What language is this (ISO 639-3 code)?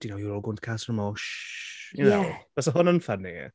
cym